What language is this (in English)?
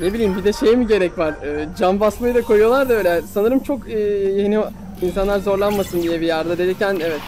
Turkish